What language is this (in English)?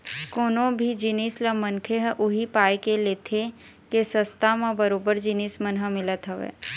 Chhattisgarhi